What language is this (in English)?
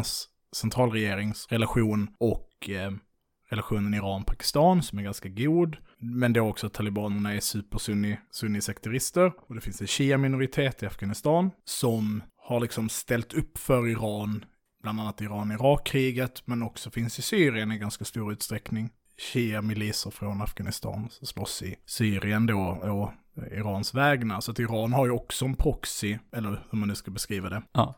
Swedish